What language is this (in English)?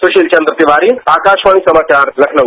Hindi